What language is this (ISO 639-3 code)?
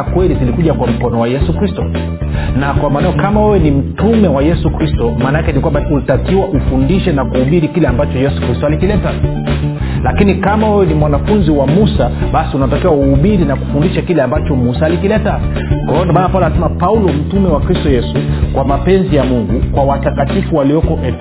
swa